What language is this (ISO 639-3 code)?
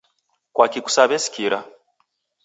dav